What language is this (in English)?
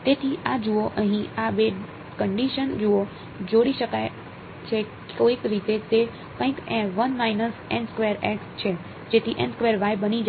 Gujarati